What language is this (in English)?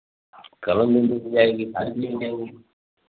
Hindi